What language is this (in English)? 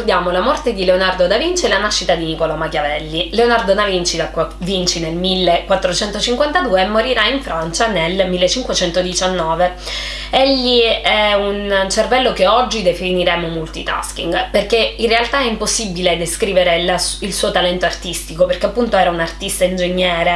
Italian